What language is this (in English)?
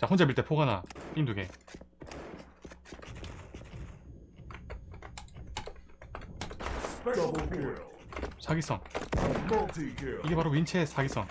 Korean